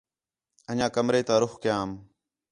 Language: Khetrani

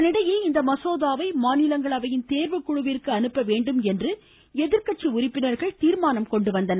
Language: Tamil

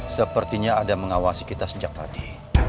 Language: Indonesian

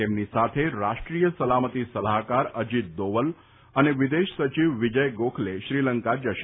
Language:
Gujarati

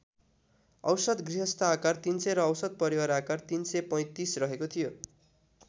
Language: Nepali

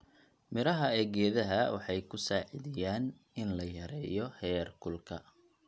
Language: Somali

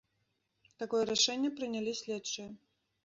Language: Belarusian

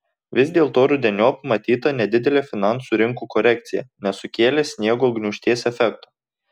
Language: Lithuanian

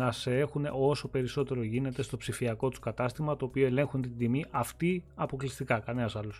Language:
Greek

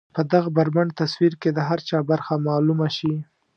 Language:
Pashto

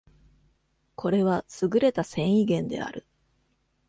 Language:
Japanese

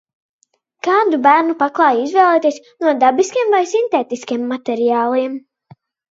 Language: Latvian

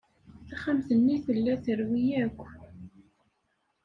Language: Kabyle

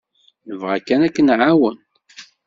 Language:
Kabyle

